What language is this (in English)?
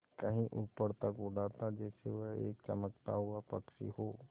Hindi